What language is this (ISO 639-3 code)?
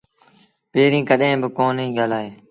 sbn